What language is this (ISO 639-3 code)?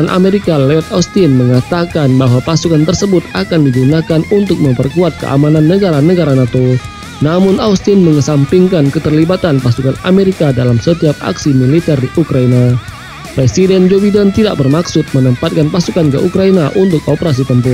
ind